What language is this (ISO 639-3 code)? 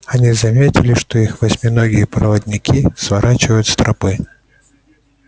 rus